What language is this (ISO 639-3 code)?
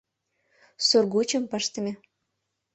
chm